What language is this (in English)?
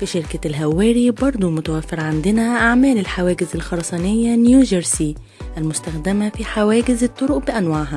Arabic